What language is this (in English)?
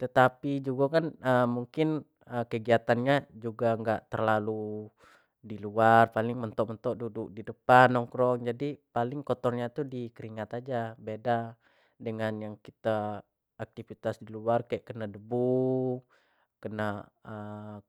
Jambi Malay